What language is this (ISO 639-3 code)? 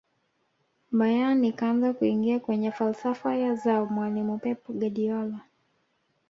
swa